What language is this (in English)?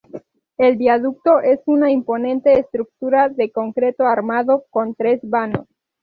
Spanish